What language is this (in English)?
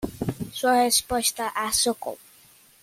Portuguese